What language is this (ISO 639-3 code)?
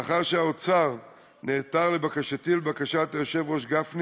heb